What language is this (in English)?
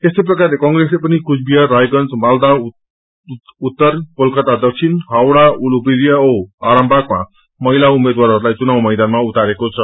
Nepali